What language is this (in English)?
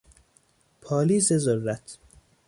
Persian